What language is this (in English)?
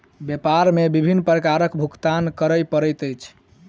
Maithili